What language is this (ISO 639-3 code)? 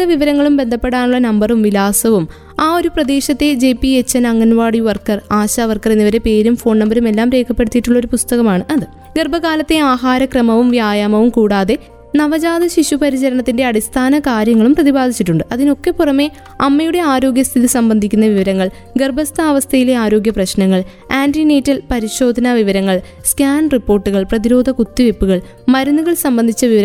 mal